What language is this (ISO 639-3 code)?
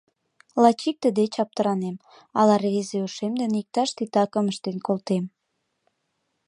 chm